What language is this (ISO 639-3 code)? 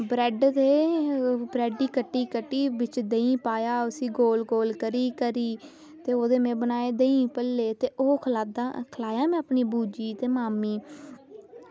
doi